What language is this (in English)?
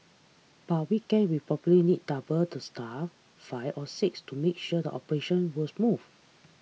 English